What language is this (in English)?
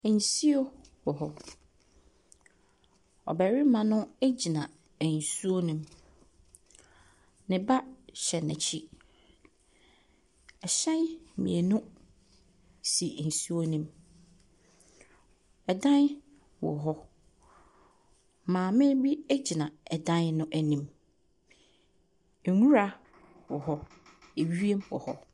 Akan